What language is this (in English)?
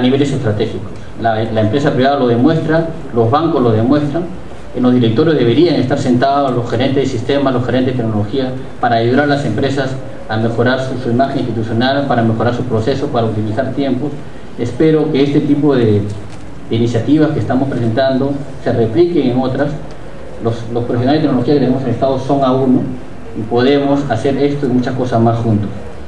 Spanish